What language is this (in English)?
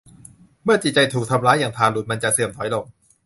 Thai